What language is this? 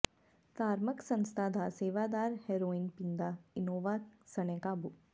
Punjabi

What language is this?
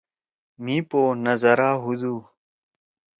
Torwali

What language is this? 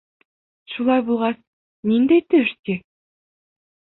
Bashkir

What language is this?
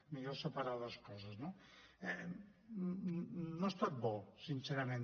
Catalan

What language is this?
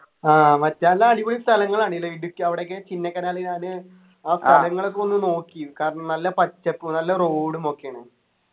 Malayalam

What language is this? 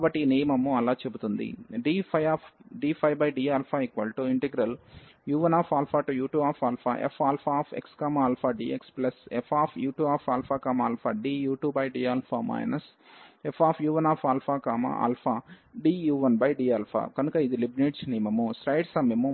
Telugu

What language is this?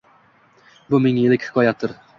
Uzbek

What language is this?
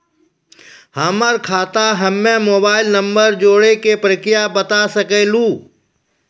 Maithili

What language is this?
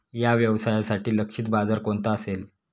Marathi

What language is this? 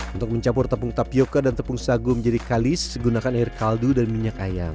Indonesian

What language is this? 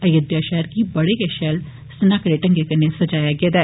Dogri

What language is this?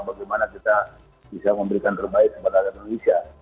Indonesian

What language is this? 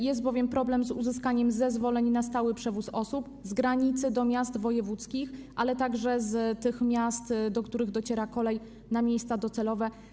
Polish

